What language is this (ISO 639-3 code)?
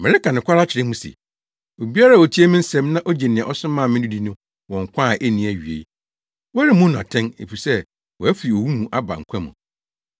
aka